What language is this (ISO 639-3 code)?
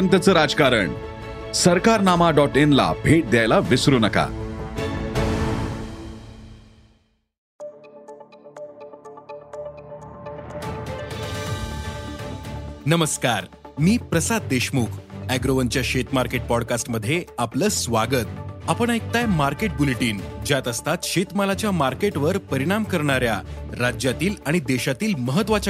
mar